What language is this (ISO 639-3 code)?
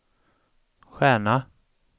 swe